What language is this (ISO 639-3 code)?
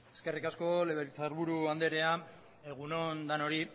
eus